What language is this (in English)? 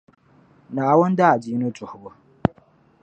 Dagbani